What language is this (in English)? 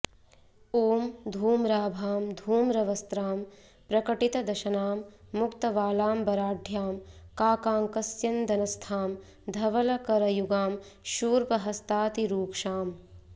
Sanskrit